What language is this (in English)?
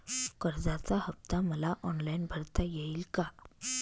Marathi